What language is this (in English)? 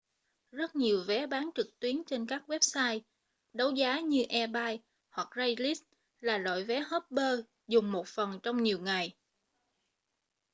Vietnamese